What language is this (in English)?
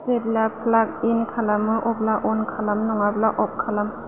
Bodo